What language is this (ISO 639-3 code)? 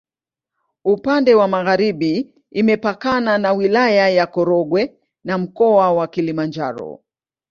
swa